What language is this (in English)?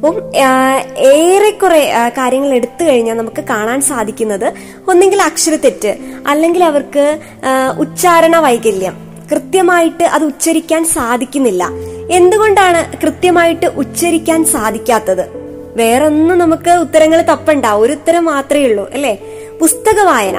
Malayalam